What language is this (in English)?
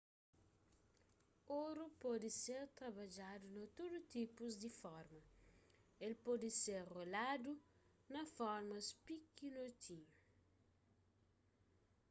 Kabuverdianu